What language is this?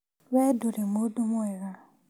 Kikuyu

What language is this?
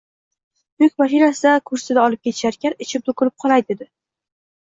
Uzbek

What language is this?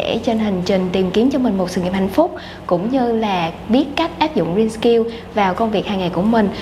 Vietnamese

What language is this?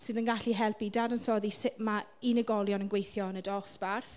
Welsh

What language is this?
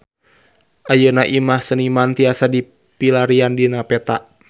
Sundanese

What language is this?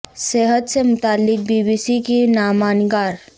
Urdu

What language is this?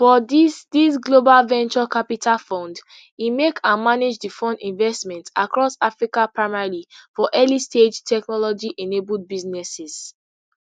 Nigerian Pidgin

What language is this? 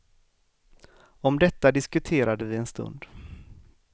Swedish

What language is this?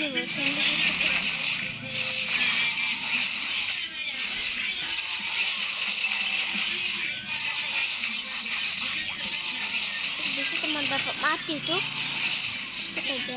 Indonesian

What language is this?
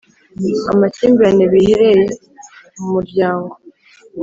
Kinyarwanda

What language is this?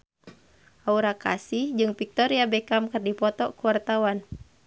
Sundanese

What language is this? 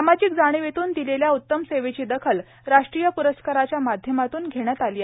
Marathi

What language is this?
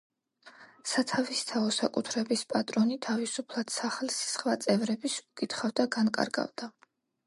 Georgian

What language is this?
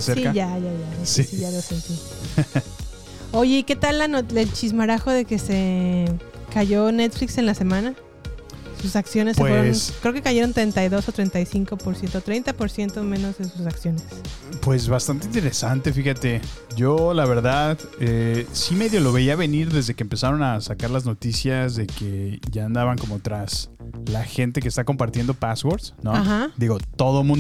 Spanish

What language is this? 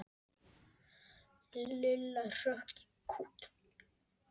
Icelandic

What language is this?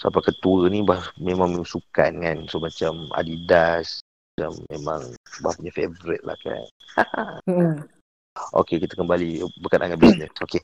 Malay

